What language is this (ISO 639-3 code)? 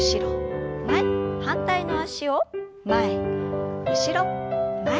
jpn